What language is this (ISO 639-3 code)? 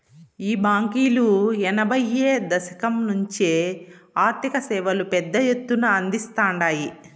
tel